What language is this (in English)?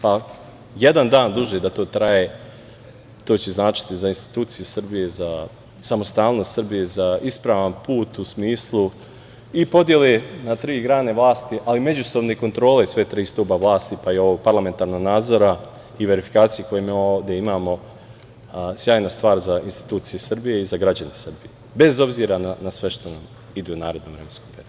Serbian